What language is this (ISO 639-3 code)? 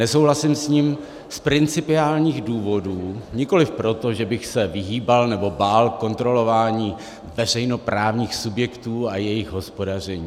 ces